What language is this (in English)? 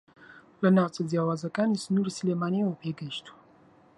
Central Kurdish